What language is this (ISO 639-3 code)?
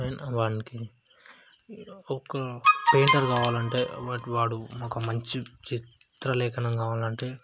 tel